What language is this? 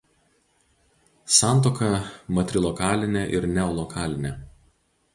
Lithuanian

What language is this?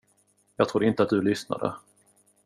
Swedish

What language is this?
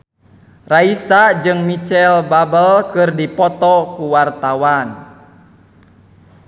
Sundanese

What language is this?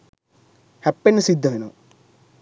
Sinhala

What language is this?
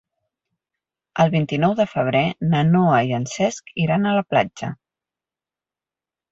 Catalan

